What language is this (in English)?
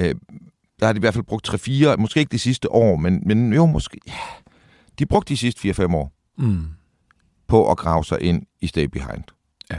Danish